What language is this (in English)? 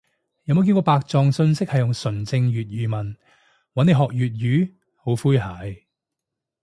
Cantonese